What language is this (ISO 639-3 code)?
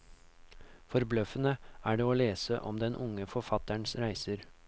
nor